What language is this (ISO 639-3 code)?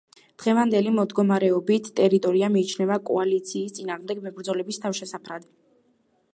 kat